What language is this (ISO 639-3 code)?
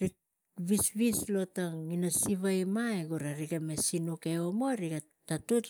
tgc